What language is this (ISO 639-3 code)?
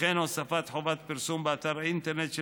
heb